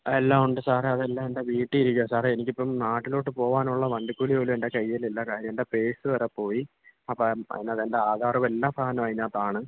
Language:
Malayalam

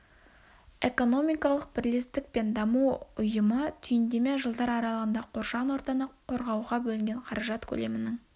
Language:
Kazakh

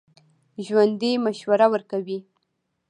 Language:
Pashto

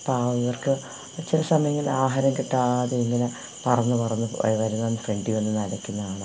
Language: Malayalam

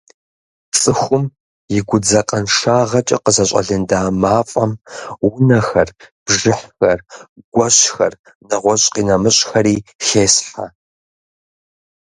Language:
Kabardian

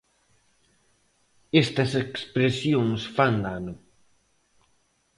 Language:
Galician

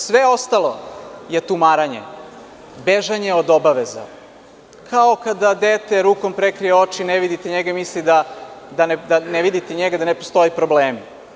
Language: Serbian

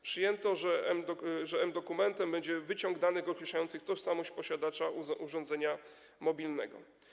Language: Polish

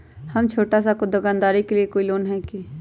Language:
Magahi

